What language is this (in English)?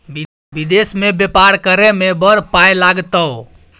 Maithili